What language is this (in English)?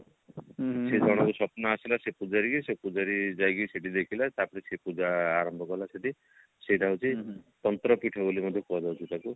Odia